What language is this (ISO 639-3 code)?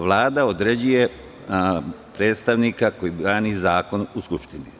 srp